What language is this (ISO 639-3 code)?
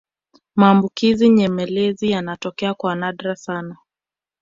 swa